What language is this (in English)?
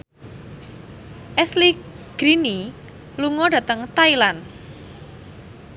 Javanese